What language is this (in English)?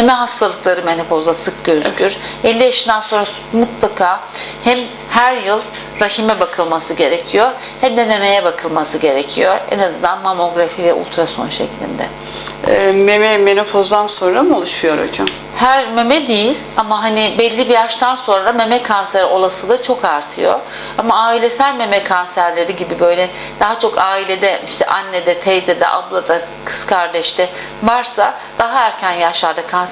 Turkish